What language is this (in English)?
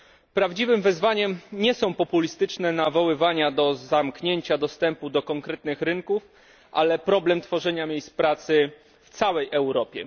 Polish